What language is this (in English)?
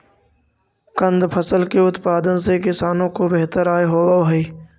Magahi